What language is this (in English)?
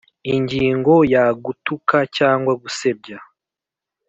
Kinyarwanda